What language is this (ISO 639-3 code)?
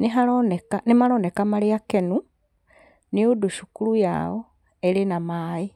kik